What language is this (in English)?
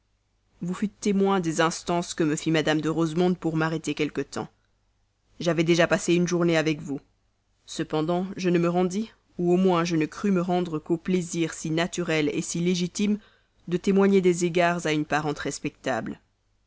French